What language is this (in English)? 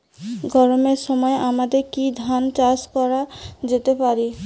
Bangla